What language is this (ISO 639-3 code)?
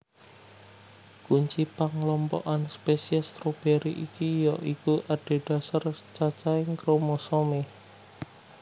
jav